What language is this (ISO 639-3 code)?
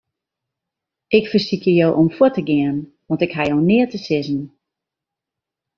fry